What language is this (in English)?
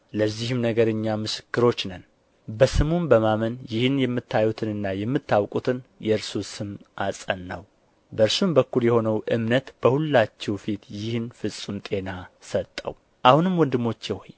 Amharic